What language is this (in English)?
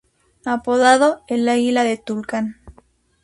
Spanish